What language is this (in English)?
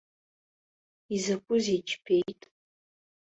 Abkhazian